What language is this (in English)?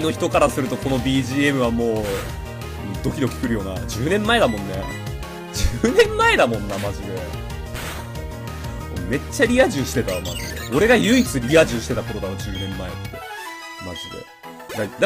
Japanese